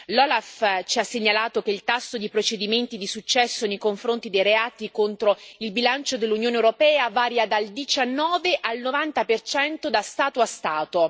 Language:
Italian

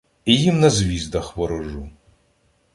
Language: Ukrainian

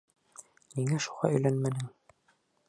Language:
Bashkir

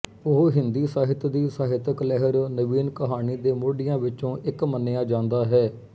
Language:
Punjabi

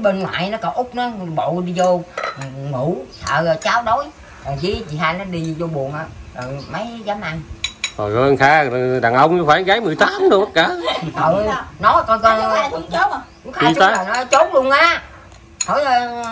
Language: Vietnamese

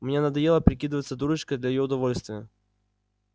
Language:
Russian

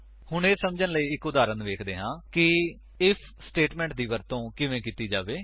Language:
Punjabi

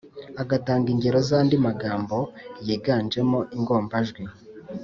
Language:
Kinyarwanda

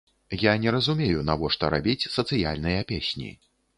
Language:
Belarusian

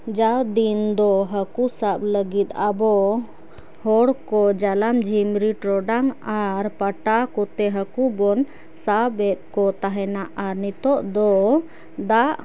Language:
Santali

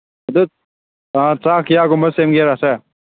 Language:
Manipuri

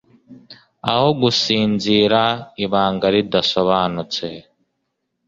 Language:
Kinyarwanda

